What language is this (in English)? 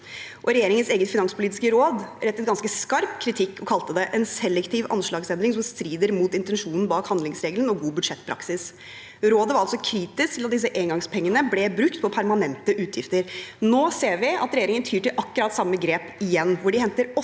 Norwegian